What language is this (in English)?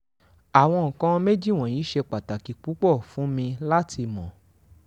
Yoruba